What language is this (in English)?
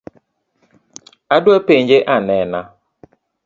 Luo (Kenya and Tanzania)